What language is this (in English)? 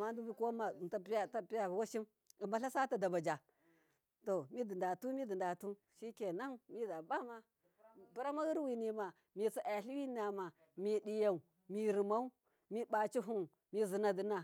Miya